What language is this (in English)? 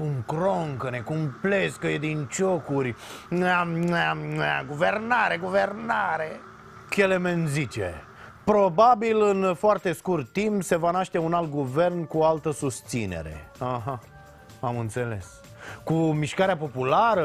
Romanian